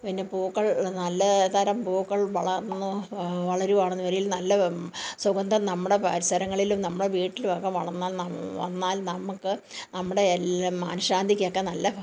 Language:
Malayalam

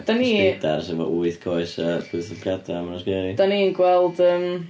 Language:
Welsh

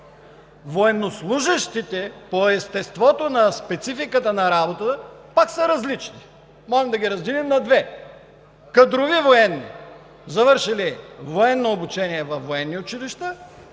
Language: Bulgarian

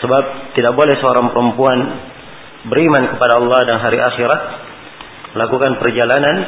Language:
Malay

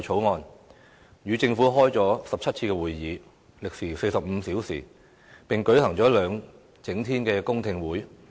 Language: Cantonese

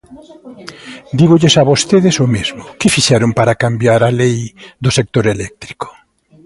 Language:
Galician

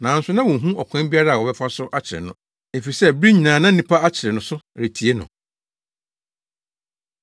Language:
Akan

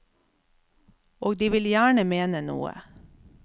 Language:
Norwegian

